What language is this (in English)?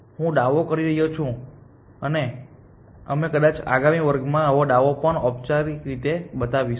Gujarati